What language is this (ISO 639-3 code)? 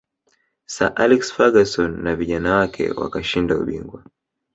swa